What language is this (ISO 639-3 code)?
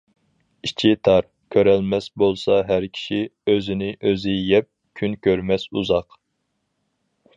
uig